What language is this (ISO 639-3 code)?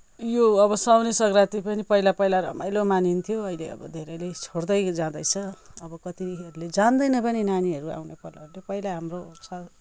nep